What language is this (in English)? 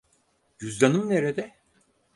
Turkish